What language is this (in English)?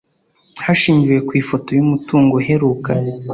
Kinyarwanda